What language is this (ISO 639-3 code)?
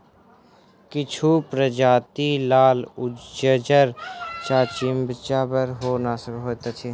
mai